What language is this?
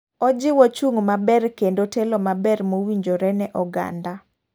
Luo (Kenya and Tanzania)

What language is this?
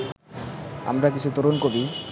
Bangla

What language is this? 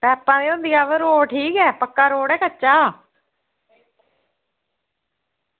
Dogri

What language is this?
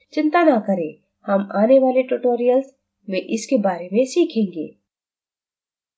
Hindi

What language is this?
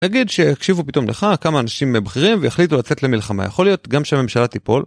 Hebrew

